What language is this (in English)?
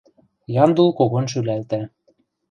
Western Mari